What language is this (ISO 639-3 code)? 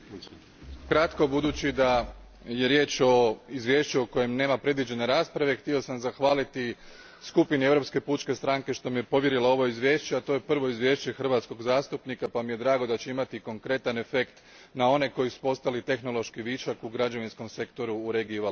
hrv